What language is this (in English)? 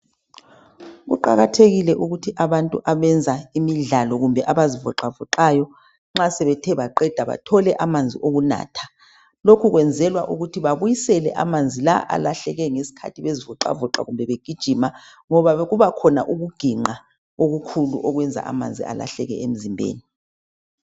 North Ndebele